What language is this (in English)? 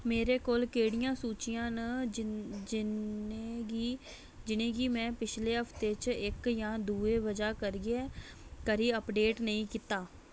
Dogri